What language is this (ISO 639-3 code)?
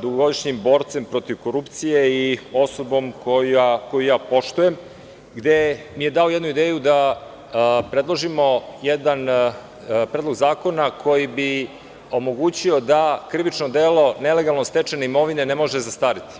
srp